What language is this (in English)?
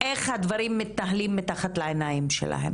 Hebrew